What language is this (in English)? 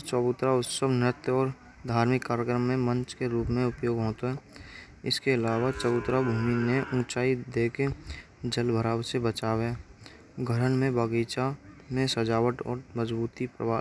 Braj